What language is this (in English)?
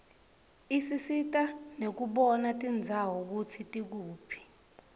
Swati